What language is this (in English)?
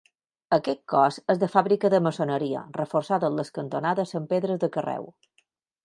Catalan